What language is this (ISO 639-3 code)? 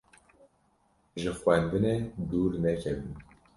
kur